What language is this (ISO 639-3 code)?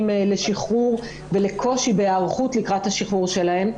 heb